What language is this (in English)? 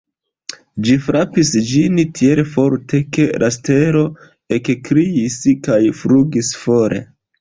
Esperanto